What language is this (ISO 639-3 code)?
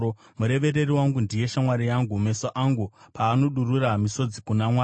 sna